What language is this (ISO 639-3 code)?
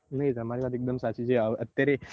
guj